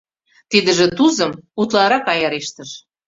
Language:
Mari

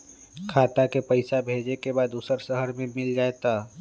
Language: Magahi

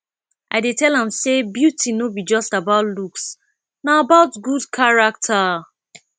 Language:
Nigerian Pidgin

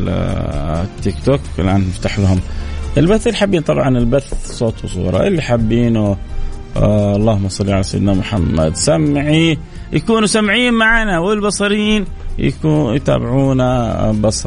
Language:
Arabic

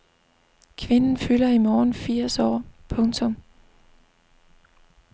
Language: Danish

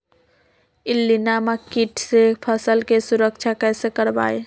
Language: Magahi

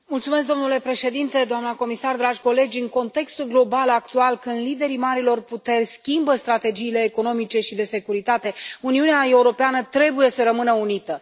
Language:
Romanian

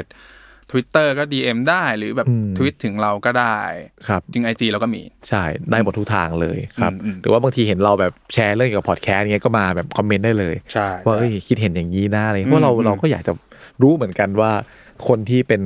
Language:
Thai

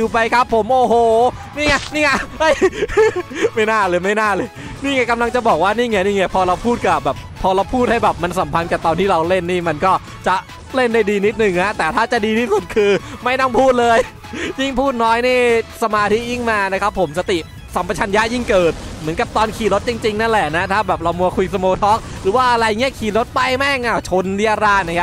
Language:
Thai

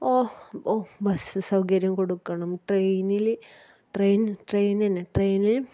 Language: Malayalam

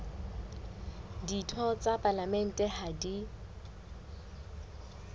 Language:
Southern Sotho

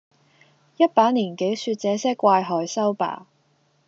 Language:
Cantonese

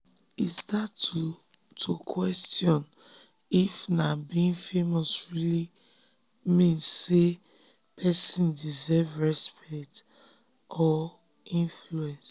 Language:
Nigerian Pidgin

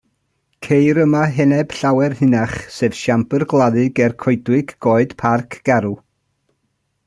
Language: Welsh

